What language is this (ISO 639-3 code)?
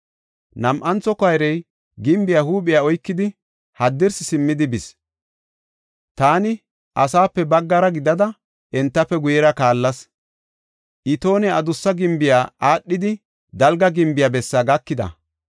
gof